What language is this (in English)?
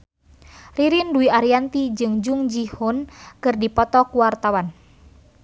Sundanese